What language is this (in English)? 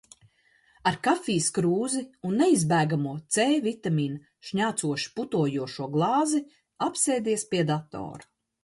Latvian